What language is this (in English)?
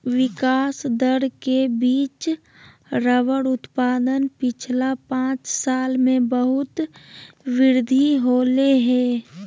Magahi